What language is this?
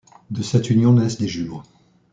French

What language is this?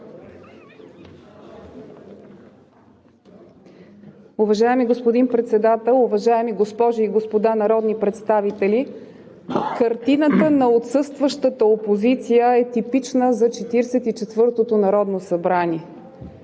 Bulgarian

